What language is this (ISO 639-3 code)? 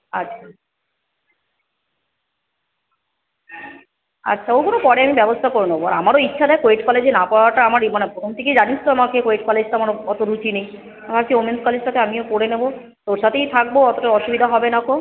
ben